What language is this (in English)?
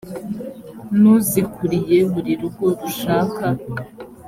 Kinyarwanda